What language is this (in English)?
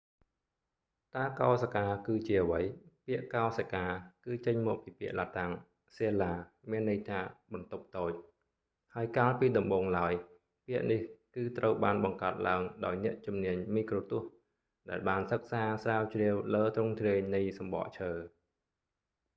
Khmer